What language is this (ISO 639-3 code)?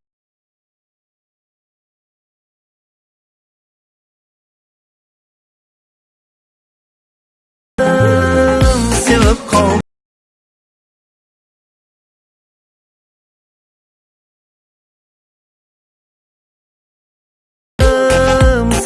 tur